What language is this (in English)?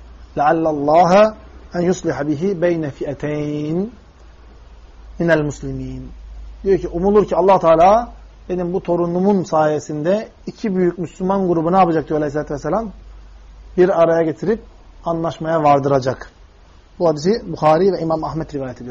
Turkish